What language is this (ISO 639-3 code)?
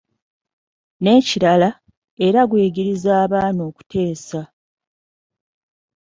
lug